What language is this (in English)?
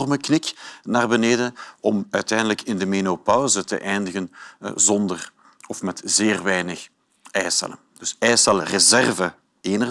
Dutch